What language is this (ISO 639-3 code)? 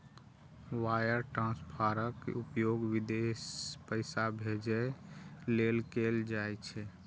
mai